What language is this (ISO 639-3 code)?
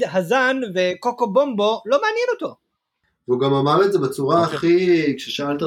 heb